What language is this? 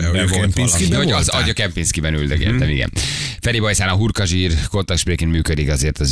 Hungarian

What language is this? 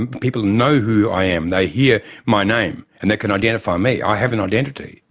English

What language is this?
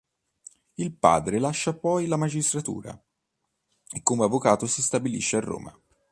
Italian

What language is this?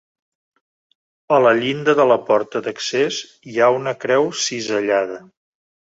Catalan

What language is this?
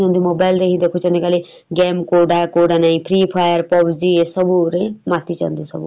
Odia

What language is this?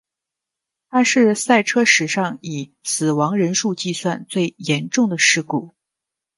Chinese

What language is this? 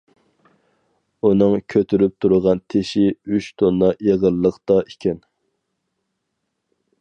Uyghur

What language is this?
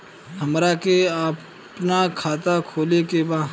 Bhojpuri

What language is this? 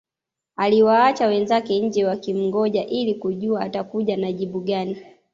Swahili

